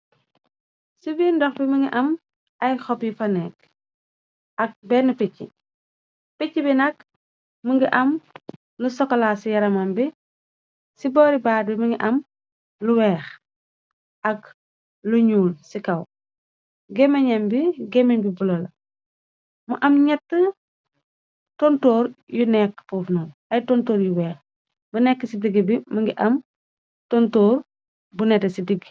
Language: Wolof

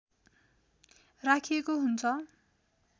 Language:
Nepali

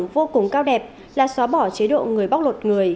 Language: Vietnamese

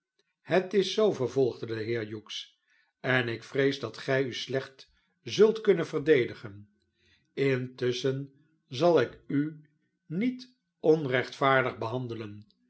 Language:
Dutch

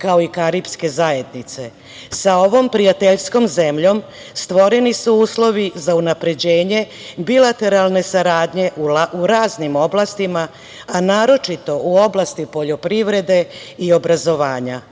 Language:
Serbian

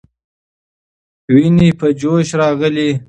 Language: Pashto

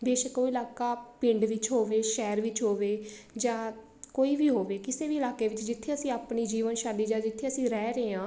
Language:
Punjabi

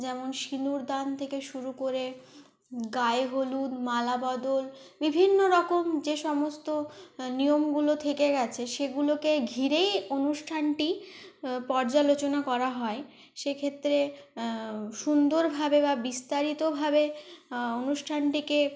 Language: Bangla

